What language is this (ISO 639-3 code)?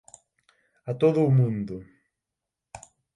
glg